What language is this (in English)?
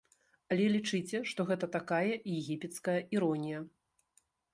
Belarusian